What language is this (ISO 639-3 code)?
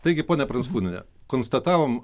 lit